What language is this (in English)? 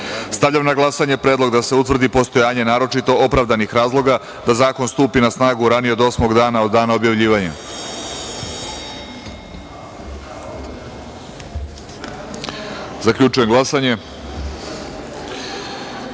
Serbian